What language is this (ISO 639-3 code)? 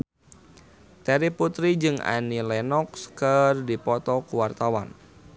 sun